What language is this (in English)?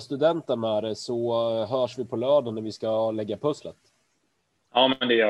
Swedish